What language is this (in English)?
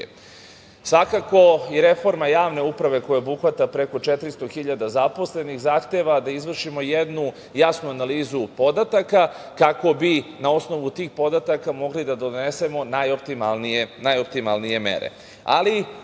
Serbian